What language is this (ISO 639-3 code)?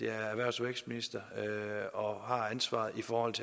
dan